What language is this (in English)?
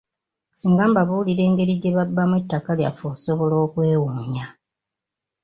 Ganda